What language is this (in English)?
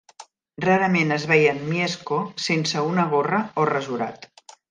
Catalan